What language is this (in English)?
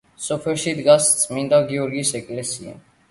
Georgian